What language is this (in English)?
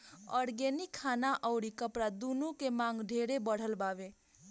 Bhojpuri